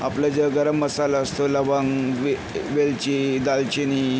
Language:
Marathi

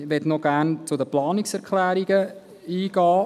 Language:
Swiss German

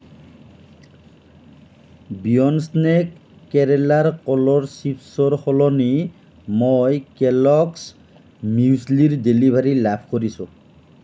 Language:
Assamese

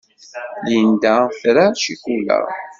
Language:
Kabyle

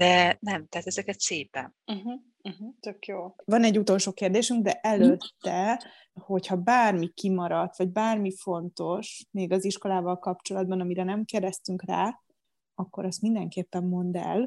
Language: Hungarian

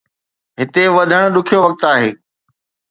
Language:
Sindhi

